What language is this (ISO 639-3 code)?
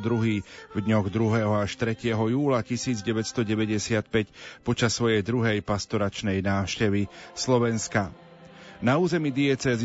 slk